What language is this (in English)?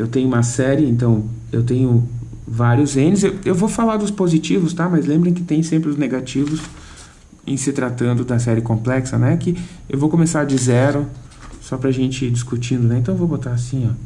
Portuguese